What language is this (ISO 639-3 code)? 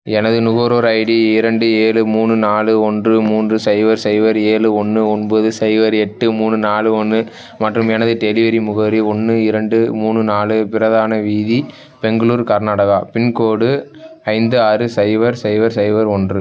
tam